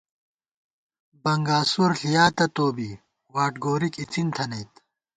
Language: Gawar-Bati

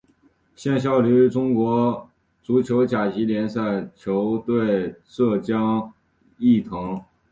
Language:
Chinese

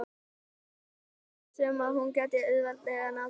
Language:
Icelandic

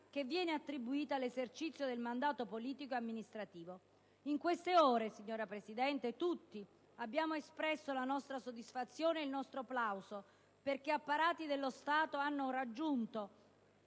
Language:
Italian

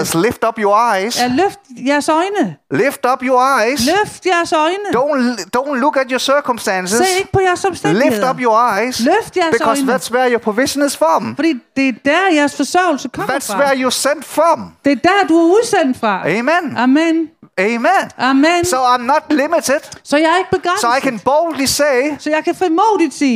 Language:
Danish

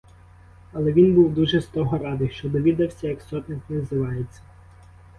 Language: Ukrainian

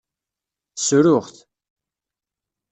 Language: Kabyle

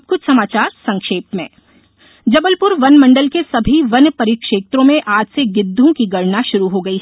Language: Hindi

